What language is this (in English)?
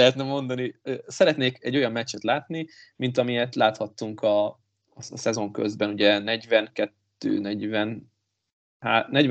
Hungarian